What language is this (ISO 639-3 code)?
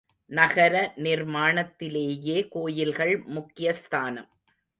tam